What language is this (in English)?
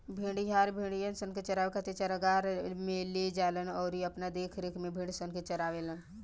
Bhojpuri